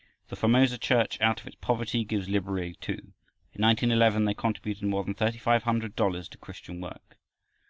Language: English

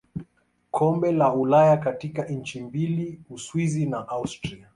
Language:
Swahili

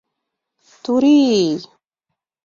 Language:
Mari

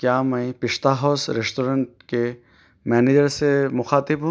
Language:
Urdu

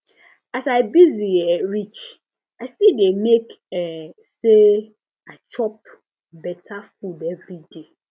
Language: Nigerian Pidgin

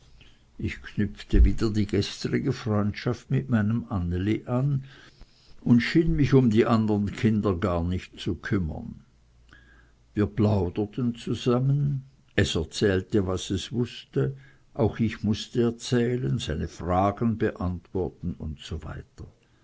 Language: German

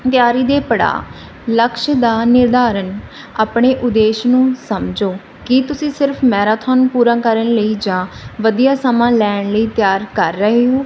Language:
Punjabi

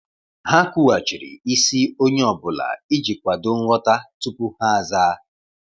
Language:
Igbo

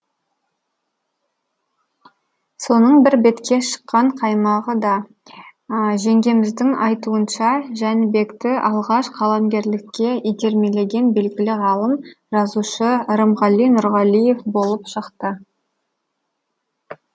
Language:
Kazakh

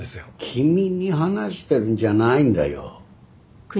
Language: Japanese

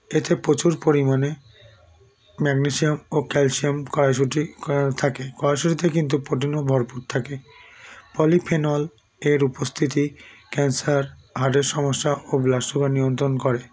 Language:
Bangla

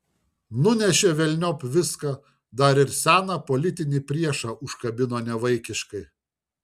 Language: Lithuanian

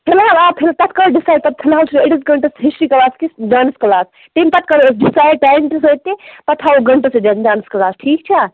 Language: Kashmiri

